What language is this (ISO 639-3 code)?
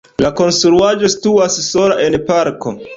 epo